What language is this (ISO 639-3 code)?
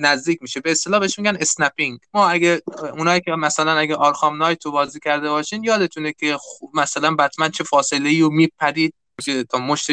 fas